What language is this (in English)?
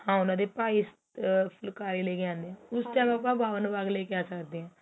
Punjabi